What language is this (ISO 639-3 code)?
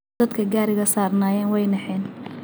som